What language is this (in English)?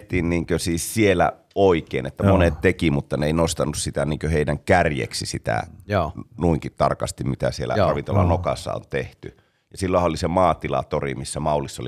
Finnish